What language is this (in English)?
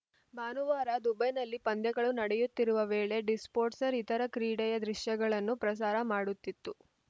Kannada